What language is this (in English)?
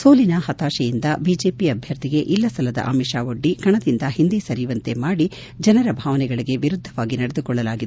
Kannada